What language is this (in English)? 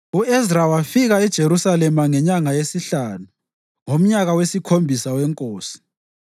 North Ndebele